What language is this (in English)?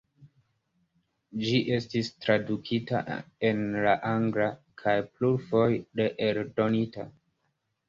Esperanto